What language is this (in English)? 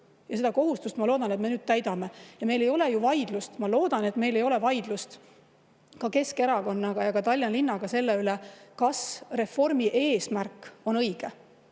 Estonian